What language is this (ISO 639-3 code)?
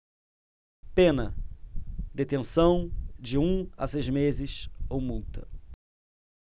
por